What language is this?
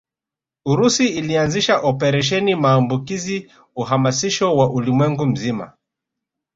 Swahili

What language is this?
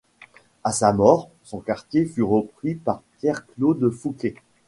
French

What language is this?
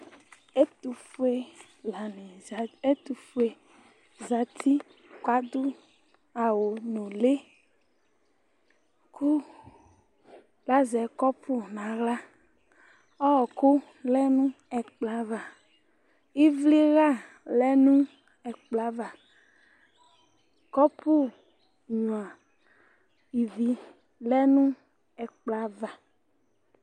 Ikposo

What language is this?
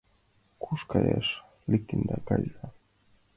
Mari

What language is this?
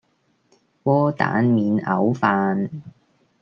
Cantonese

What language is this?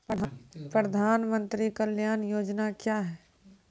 Maithili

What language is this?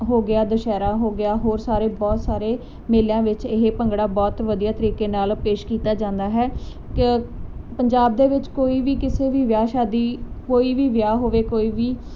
Punjabi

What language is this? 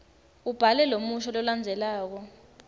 Swati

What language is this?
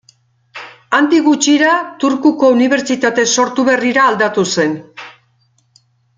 Basque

